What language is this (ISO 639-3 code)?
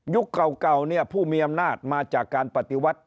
tha